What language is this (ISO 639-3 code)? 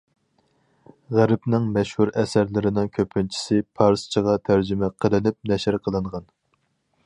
uig